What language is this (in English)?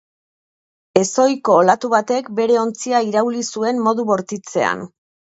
Basque